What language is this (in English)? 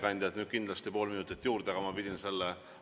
Estonian